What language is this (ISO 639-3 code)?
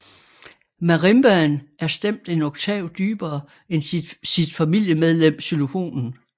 dan